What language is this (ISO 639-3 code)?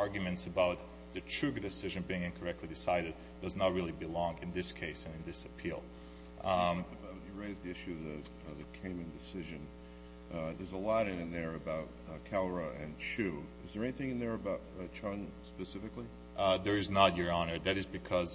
eng